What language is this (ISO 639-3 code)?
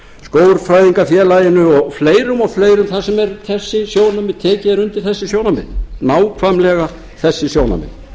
isl